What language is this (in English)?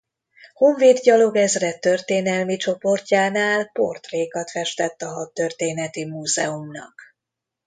Hungarian